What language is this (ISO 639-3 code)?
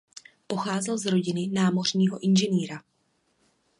ces